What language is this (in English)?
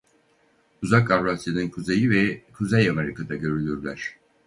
Turkish